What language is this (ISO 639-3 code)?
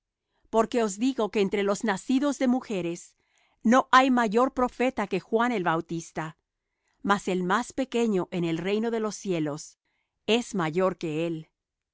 spa